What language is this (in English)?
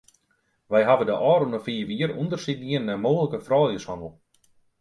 Western Frisian